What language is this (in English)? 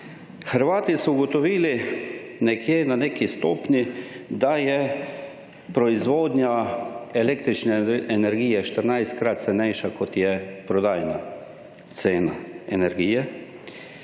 Slovenian